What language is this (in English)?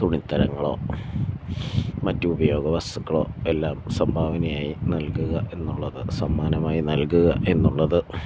Malayalam